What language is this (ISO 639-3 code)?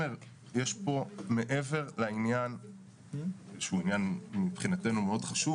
heb